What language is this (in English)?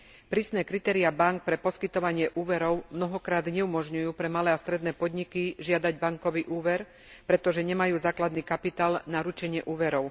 Slovak